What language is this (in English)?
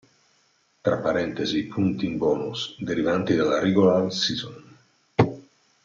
Italian